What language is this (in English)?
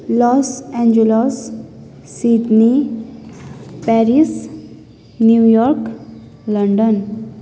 Nepali